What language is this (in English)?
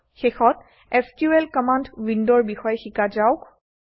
Assamese